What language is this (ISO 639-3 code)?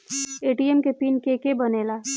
bho